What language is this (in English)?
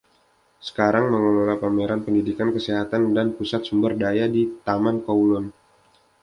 Indonesian